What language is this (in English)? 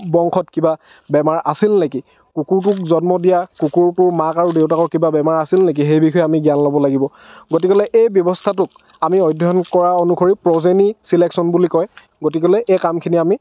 Assamese